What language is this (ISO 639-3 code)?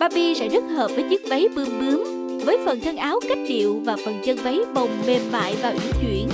vie